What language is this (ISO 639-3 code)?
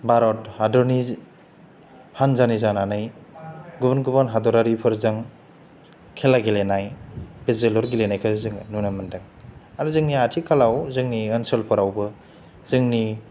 brx